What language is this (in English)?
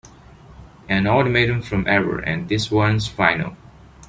English